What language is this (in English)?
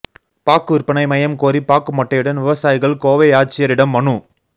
Tamil